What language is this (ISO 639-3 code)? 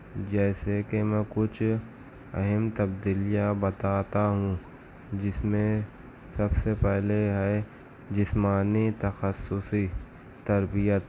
urd